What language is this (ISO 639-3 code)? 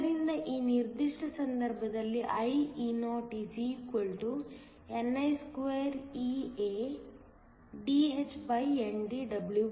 kan